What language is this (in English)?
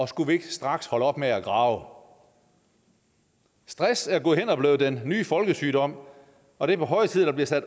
Danish